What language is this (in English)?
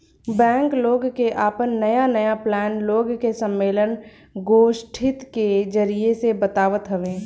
Bhojpuri